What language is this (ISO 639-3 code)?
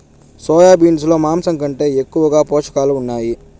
tel